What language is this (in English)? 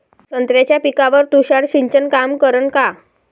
Marathi